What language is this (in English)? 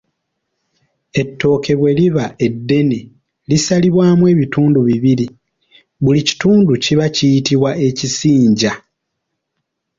Ganda